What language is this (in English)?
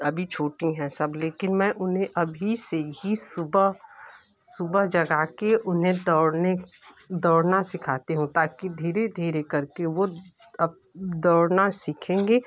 Hindi